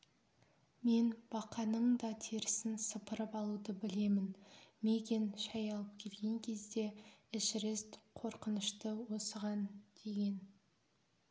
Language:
Kazakh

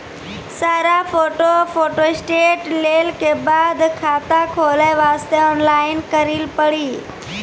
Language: Maithili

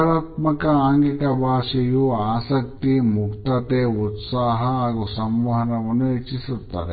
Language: Kannada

